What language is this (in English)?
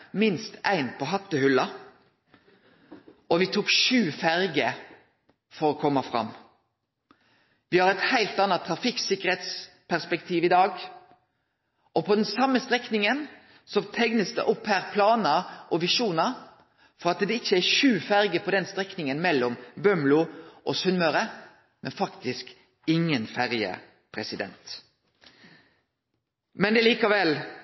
Norwegian Nynorsk